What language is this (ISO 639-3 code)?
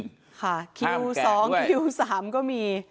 tha